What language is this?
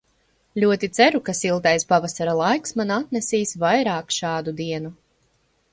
Latvian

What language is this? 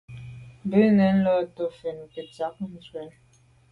Medumba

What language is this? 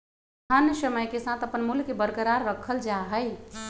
Magahi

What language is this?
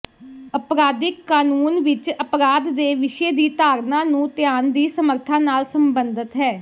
Punjabi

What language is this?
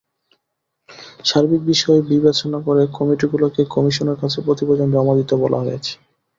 Bangla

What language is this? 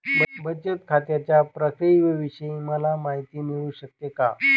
Marathi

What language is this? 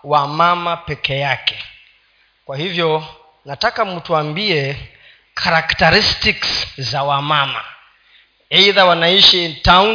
Swahili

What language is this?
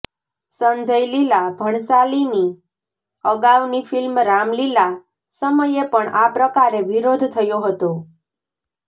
Gujarati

